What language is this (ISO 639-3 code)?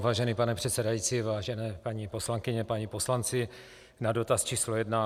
ces